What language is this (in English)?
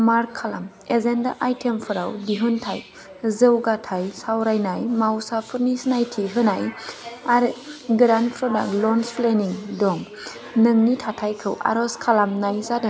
Bodo